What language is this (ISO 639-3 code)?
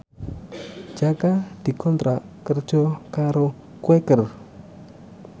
jav